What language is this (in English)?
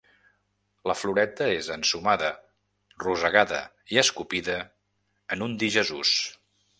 Catalan